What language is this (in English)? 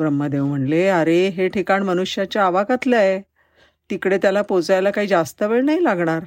Marathi